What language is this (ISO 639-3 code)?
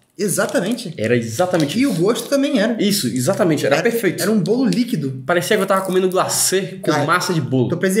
por